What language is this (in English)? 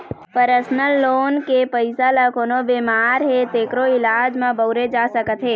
Chhattisgarhi